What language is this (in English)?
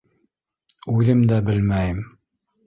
Bashkir